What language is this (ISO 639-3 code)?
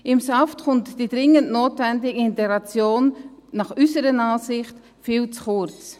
gsw